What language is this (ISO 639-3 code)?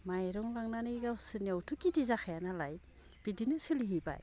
brx